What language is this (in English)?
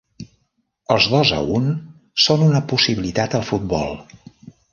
Catalan